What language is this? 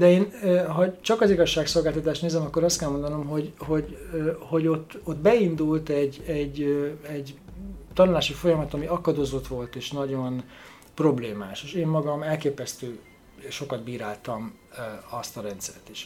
Hungarian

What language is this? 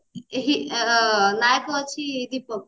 Odia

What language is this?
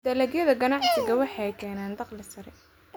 Somali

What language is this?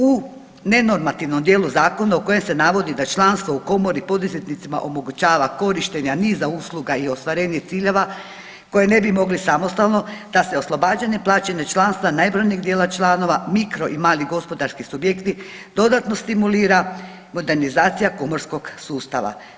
Croatian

